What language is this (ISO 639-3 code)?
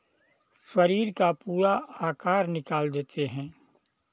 hin